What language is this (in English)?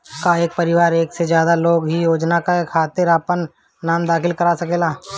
Bhojpuri